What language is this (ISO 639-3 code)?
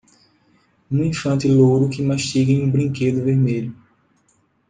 por